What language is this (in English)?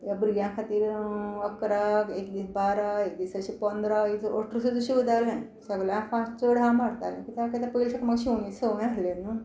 Konkani